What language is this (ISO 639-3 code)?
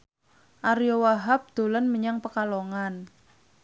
jav